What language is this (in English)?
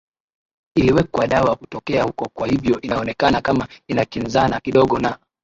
Swahili